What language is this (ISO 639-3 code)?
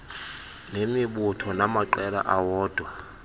xho